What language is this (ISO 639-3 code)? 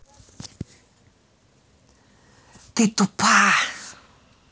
rus